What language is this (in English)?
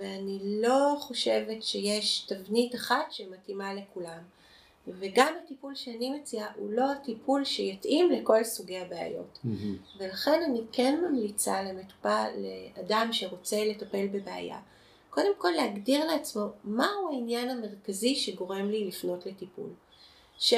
Hebrew